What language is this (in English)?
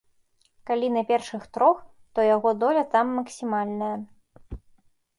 Belarusian